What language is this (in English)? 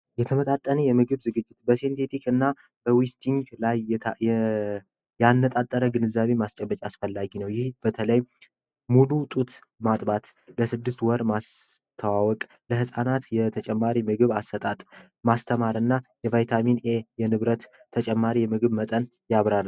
Amharic